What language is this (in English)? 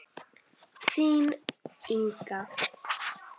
Icelandic